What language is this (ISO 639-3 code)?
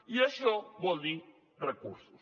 cat